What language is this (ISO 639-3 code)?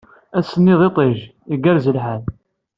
kab